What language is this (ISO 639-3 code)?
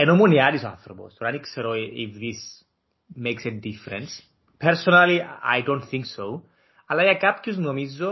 ell